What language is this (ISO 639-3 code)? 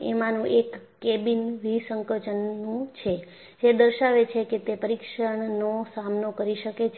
guj